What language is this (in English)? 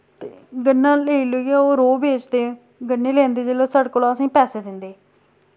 Dogri